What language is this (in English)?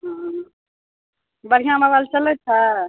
Maithili